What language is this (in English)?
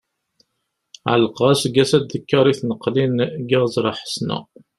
Kabyle